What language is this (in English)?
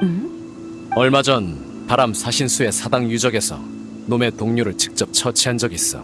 Korean